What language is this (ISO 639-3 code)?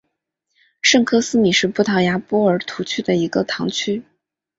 zho